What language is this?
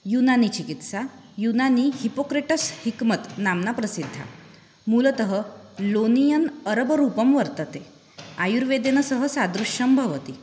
Sanskrit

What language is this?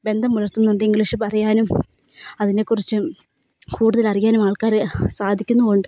Malayalam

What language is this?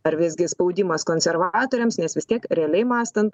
Lithuanian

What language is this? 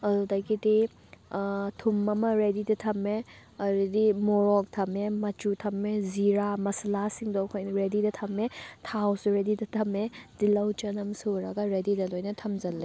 Manipuri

